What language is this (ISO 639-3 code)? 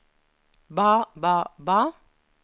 nor